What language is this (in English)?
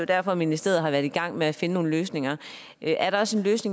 Danish